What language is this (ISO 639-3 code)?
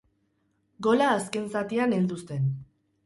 eus